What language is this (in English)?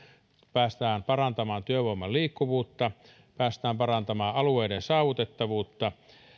Finnish